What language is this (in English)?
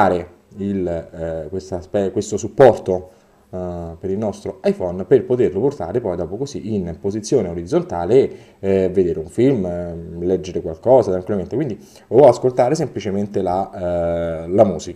Italian